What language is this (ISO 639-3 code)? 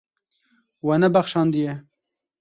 kur